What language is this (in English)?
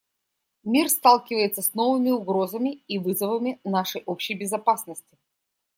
Russian